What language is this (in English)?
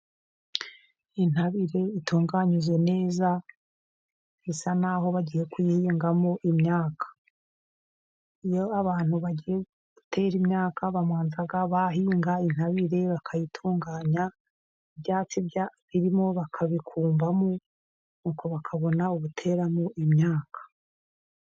Kinyarwanda